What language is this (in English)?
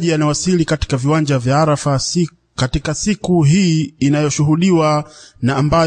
Swahili